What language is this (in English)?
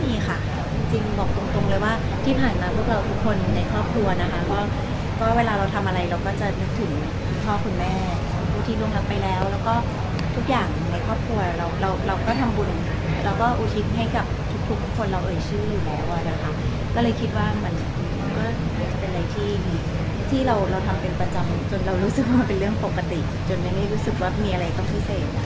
Thai